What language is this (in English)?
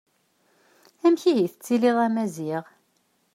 Kabyle